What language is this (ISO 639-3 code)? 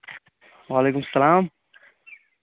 kas